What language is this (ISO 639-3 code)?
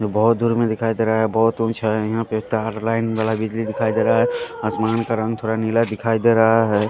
hin